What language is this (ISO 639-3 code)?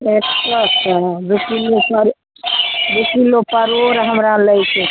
mai